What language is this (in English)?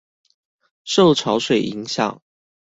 Chinese